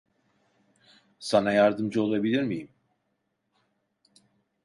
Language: Turkish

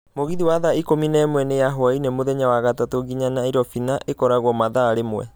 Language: Kikuyu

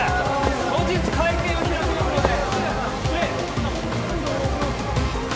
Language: Japanese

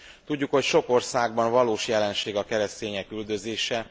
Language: Hungarian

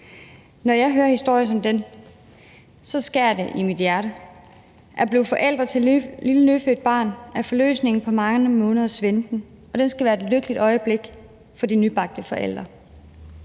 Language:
Danish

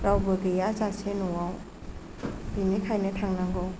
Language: Bodo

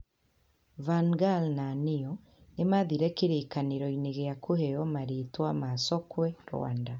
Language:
Kikuyu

